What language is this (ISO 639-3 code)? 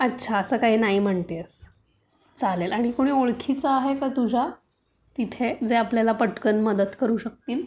mar